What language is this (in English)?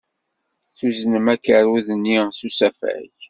Kabyle